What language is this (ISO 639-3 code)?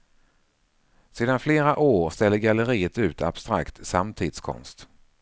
swe